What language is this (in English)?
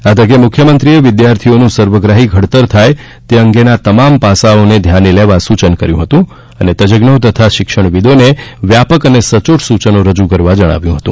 Gujarati